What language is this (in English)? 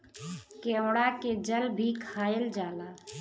Bhojpuri